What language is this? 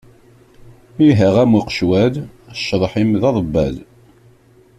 Kabyle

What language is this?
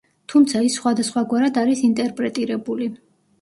Georgian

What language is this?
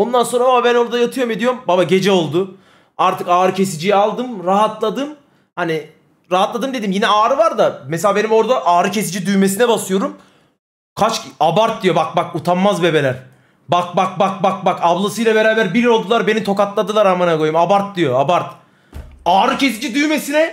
Turkish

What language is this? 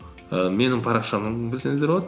Kazakh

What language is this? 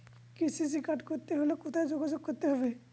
Bangla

